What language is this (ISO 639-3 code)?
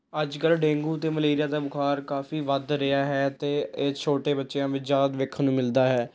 pan